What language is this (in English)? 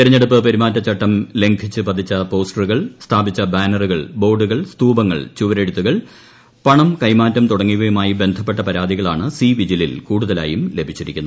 Malayalam